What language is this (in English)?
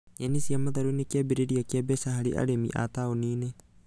Kikuyu